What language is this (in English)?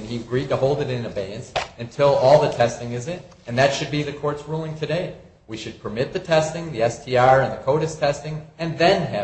English